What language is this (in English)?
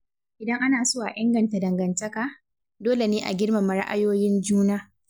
Hausa